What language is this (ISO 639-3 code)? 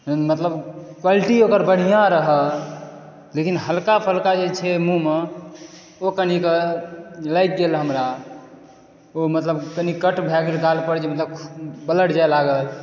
mai